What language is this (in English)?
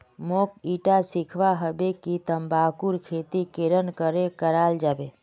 Magahi